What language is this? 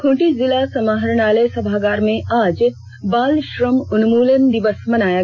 Hindi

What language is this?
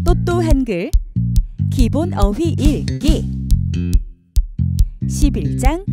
Korean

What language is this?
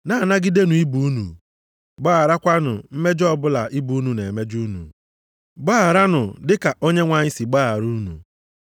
Igbo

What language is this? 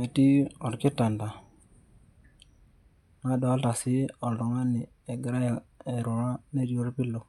Masai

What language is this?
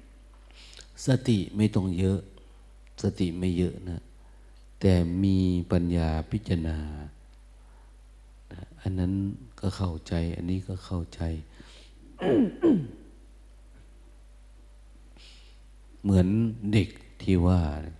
Thai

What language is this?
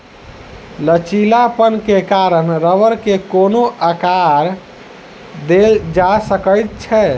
Maithili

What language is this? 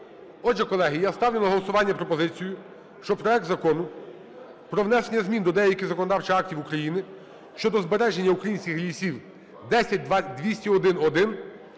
Ukrainian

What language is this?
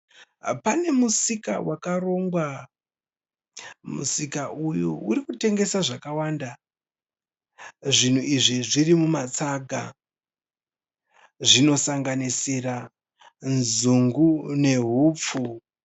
Shona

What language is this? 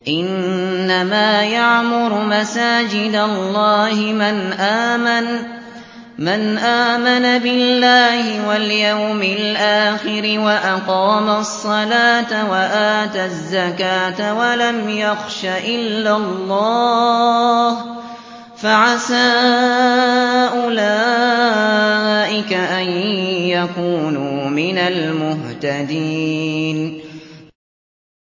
Arabic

